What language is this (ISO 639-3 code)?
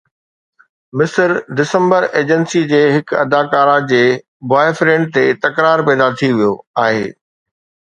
snd